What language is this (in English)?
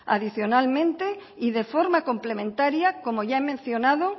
Spanish